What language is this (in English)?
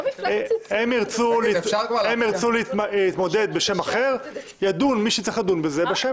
Hebrew